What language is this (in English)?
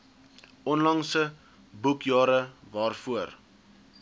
Afrikaans